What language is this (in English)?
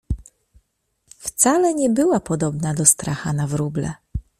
Polish